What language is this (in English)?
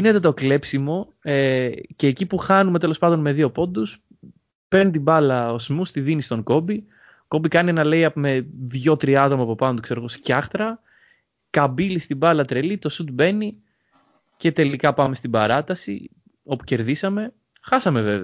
Greek